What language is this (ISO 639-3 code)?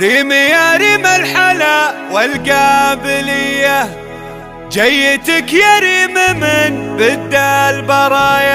ara